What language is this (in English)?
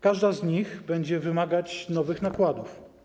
Polish